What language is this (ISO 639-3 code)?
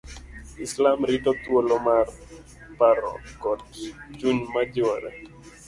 luo